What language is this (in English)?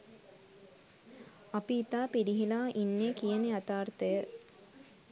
Sinhala